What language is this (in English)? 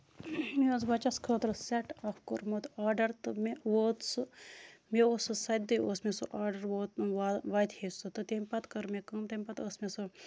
Kashmiri